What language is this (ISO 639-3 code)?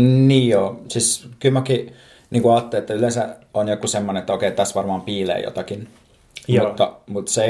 fin